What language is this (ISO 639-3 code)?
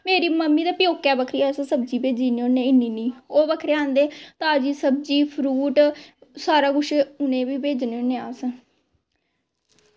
doi